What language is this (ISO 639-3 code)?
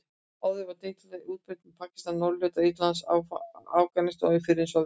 isl